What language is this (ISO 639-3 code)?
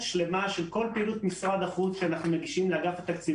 heb